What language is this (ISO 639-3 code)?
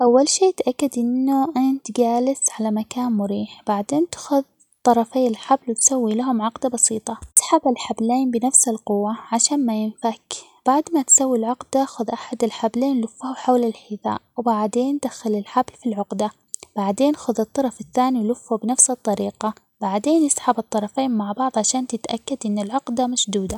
acx